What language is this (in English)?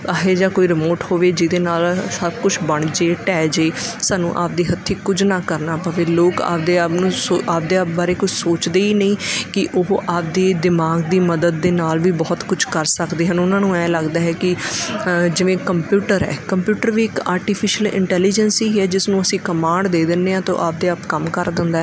Punjabi